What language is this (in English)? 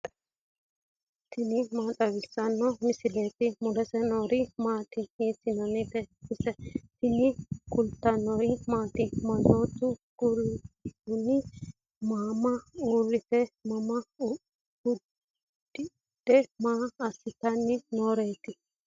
Sidamo